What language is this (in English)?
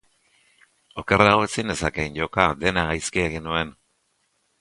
Basque